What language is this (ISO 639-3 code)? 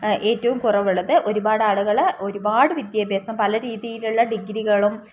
mal